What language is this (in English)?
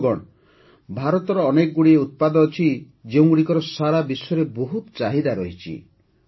Odia